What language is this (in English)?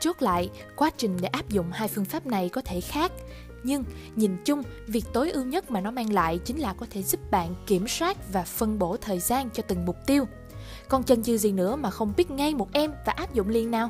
Vietnamese